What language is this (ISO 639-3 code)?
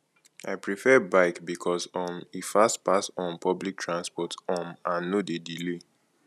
pcm